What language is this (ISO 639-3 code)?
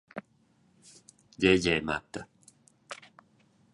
roh